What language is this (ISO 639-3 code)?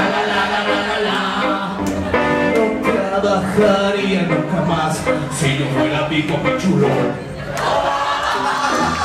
spa